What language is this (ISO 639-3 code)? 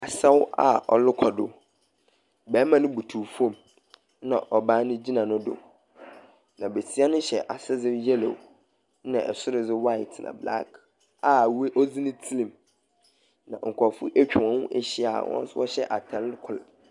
aka